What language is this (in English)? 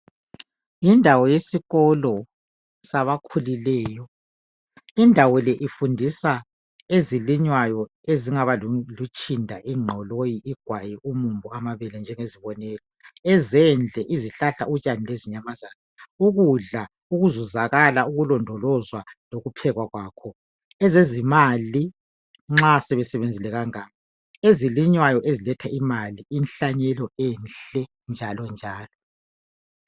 North Ndebele